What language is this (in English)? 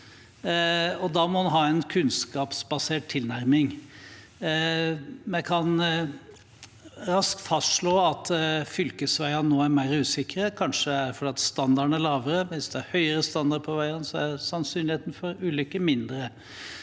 Norwegian